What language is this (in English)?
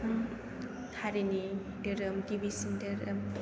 Bodo